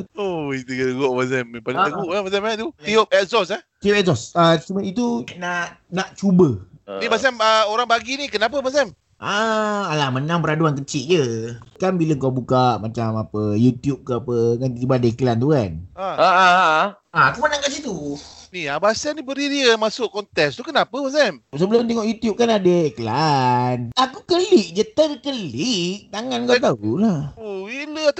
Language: Malay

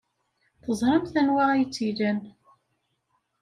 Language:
Kabyle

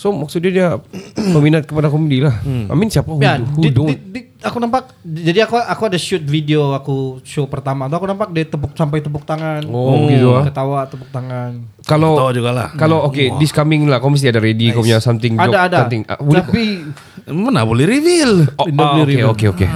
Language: Malay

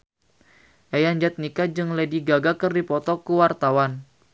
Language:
Sundanese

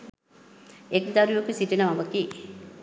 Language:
Sinhala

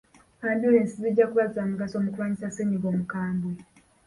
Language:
Ganda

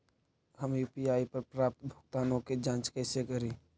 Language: Magahi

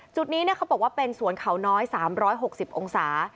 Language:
Thai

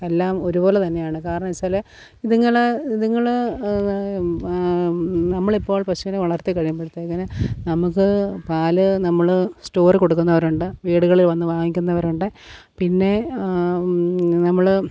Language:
Malayalam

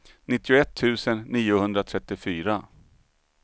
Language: Swedish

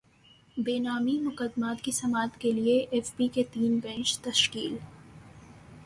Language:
Urdu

